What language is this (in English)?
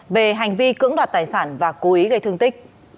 Vietnamese